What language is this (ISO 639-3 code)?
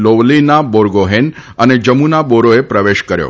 guj